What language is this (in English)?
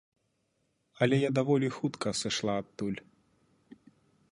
Belarusian